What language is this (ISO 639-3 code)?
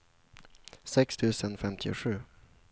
swe